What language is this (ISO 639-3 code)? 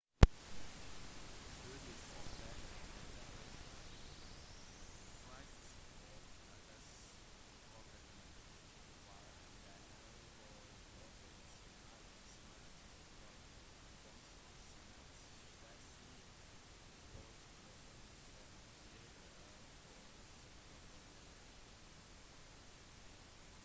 nob